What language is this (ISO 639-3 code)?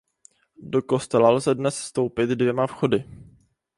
ces